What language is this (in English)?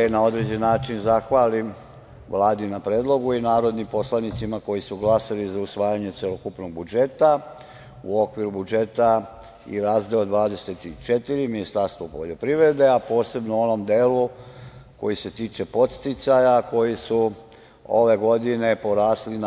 Serbian